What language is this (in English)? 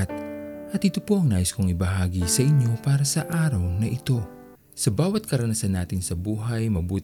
Filipino